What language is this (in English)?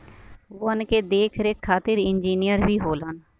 Bhojpuri